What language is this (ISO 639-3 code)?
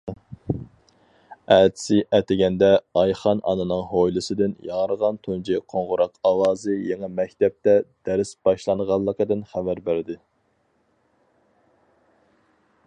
uig